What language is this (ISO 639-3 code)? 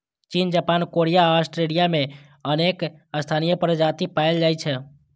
mai